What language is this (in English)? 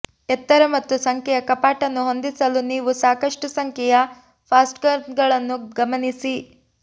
Kannada